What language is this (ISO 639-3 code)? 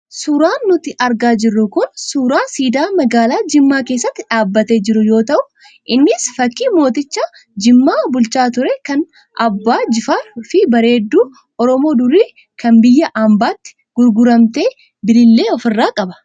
orm